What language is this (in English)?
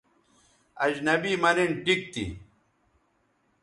Bateri